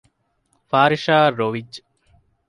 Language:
Divehi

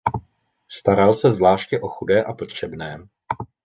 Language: Czech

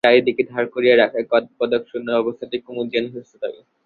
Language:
Bangla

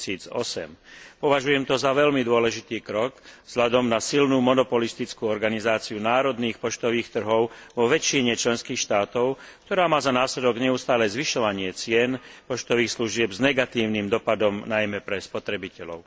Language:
Slovak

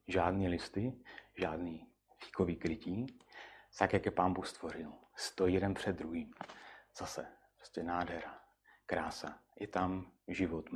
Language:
Czech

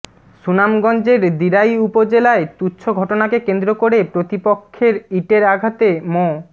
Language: Bangla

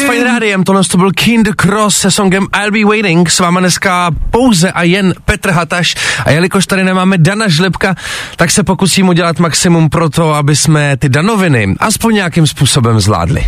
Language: Czech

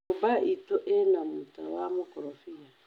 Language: Kikuyu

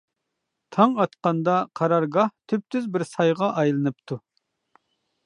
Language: Uyghur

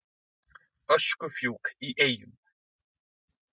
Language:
Icelandic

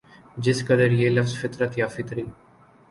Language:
Urdu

